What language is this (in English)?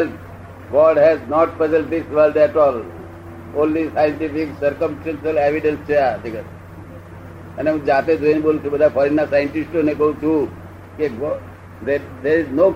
Gujarati